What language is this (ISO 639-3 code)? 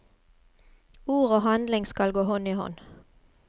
nor